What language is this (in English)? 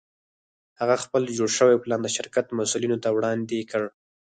Pashto